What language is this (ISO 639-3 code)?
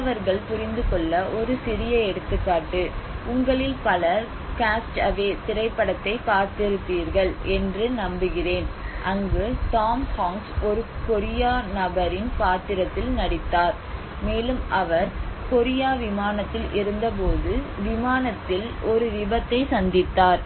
tam